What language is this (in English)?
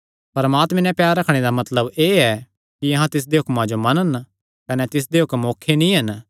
Kangri